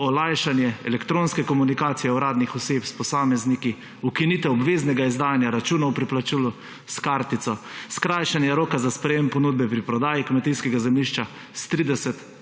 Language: Slovenian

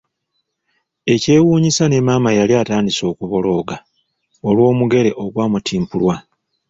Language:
Ganda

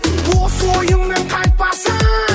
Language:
Kazakh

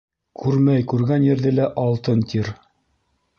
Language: Bashkir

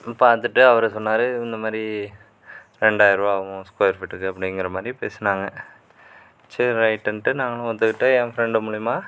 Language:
Tamil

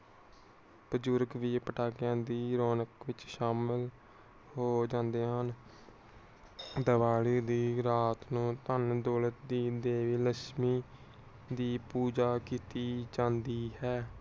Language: Punjabi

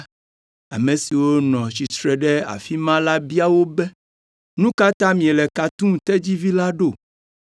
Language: Ewe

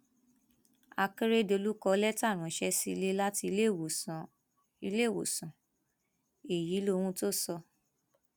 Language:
Yoruba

